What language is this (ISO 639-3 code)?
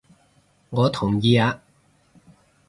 yue